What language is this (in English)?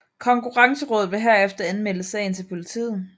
Danish